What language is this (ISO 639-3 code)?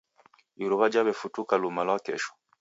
dav